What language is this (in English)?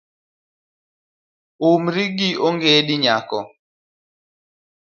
Luo (Kenya and Tanzania)